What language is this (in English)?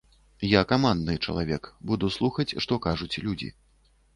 Belarusian